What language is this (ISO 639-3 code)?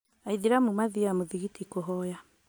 kik